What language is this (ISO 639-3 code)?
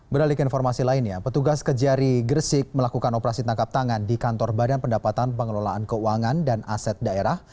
ind